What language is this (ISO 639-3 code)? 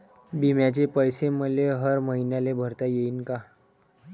mar